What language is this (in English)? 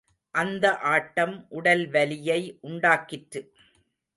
Tamil